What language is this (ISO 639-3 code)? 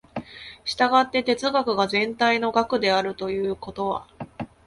jpn